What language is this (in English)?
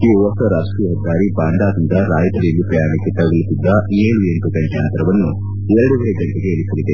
Kannada